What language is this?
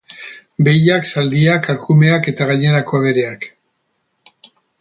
Basque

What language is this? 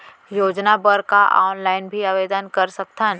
Chhattisgarhi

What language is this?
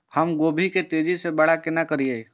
Maithili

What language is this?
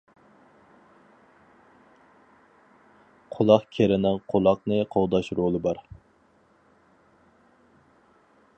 Uyghur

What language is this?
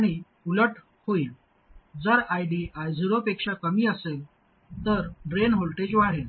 Marathi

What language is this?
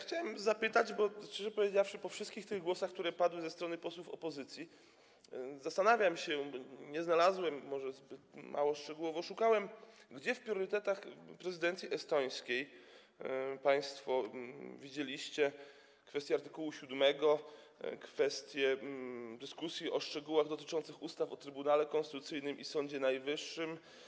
Polish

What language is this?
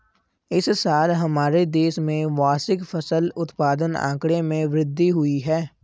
Hindi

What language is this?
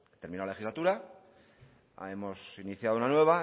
Spanish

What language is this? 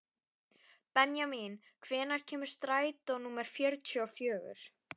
Icelandic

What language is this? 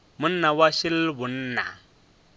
Northern Sotho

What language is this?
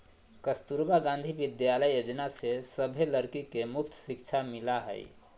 Magahi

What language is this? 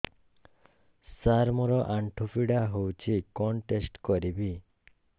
Odia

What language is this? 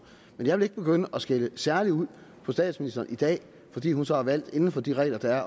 Danish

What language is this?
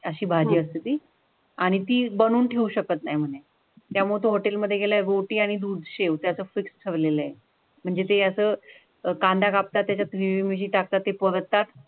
Marathi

